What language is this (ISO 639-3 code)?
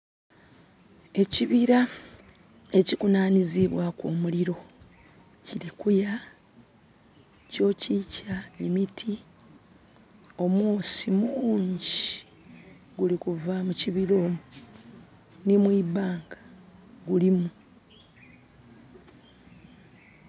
xog